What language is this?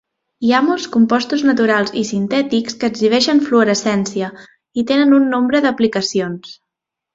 Catalan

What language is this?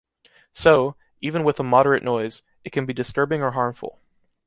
English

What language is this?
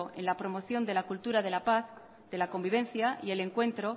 Spanish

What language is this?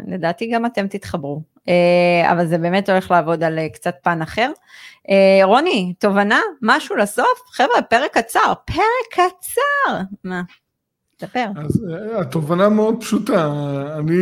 Hebrew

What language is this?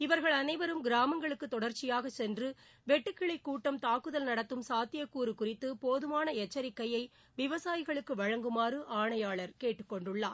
Tamil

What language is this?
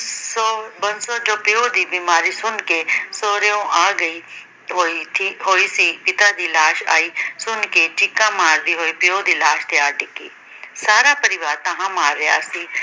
Punjabi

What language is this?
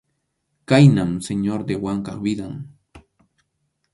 Arequipa-La Unión Quechua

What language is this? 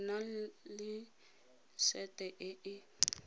Tswana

